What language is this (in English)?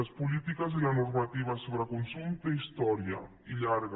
Catalan